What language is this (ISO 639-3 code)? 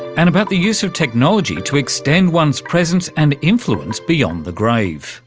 eng